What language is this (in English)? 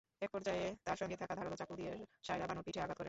Bangla